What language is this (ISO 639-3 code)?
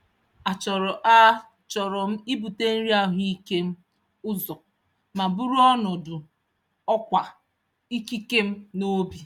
ibo